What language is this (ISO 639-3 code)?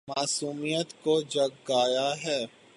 urd